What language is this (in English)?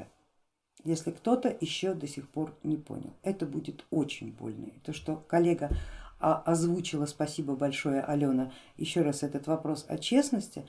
Russian